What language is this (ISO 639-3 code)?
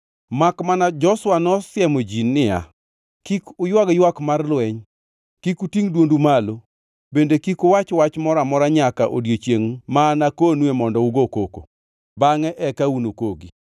luo